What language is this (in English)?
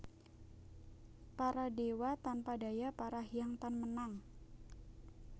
Javanese